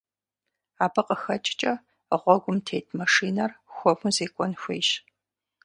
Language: Kabardian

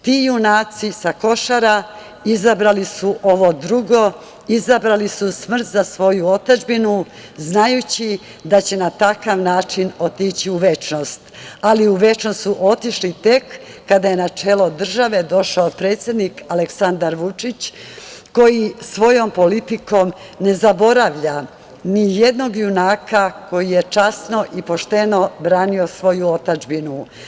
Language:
Serbian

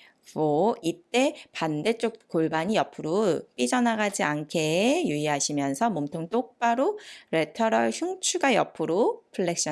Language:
Korean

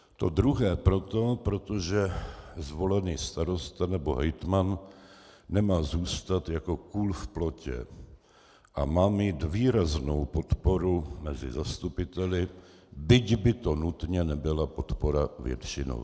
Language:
Czech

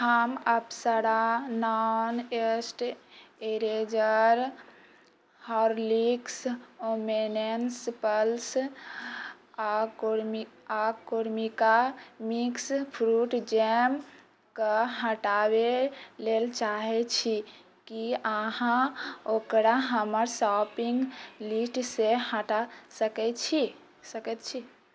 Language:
Maithili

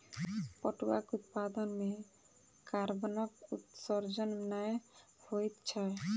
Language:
Maithili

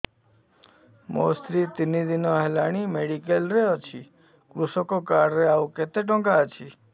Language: Odia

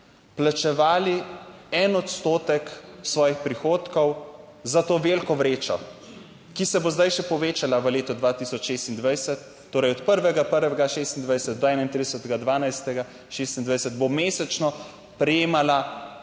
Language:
Slovenian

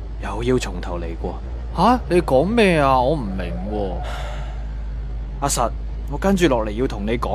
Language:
Chinese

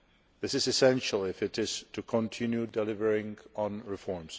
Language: English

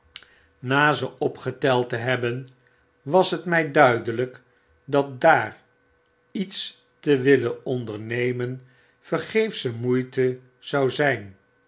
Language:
Dutch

